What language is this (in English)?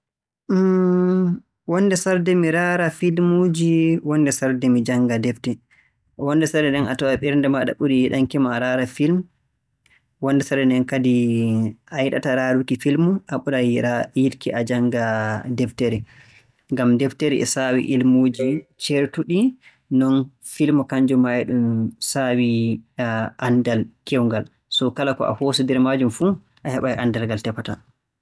Borgu Fulfulde